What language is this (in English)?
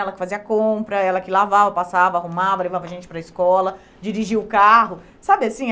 Portuguese